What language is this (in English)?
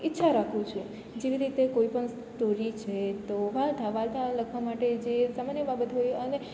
Gujarati